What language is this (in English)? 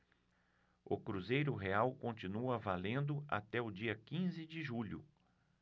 Portuguese